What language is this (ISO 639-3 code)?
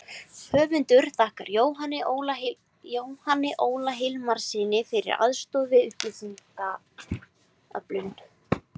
isl